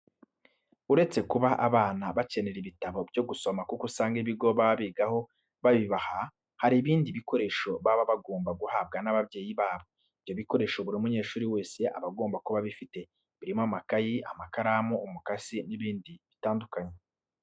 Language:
Kinyarwanda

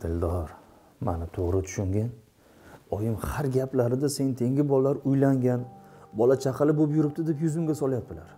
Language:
Turkish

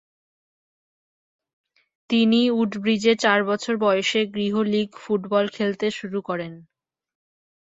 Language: Bangla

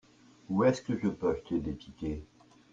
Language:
French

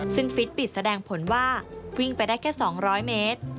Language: Thai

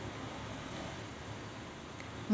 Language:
Marathi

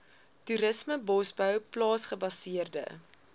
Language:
Afrikaans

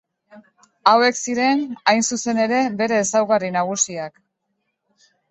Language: Basque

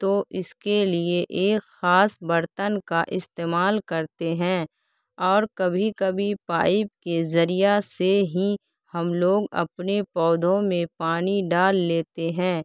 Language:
Urdu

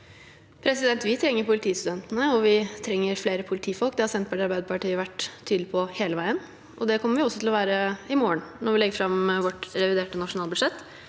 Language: Norwegian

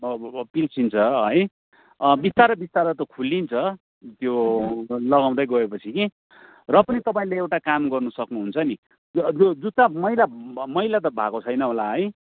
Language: Nepali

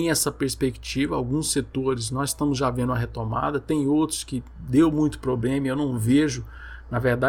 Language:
Portuguese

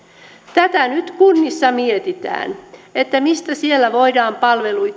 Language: Finnish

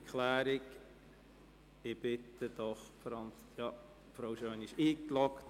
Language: Swiss German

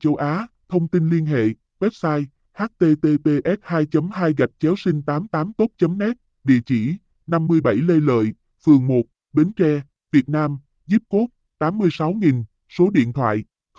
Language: Vietnamese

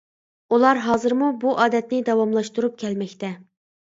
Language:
Uyghur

